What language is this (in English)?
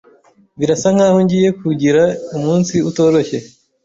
Kinyarwanda